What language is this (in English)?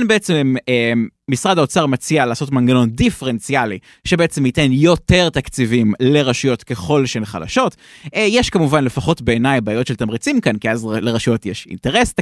Hebrew